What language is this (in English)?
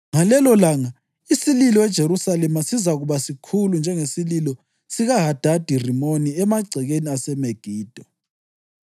North Ndebele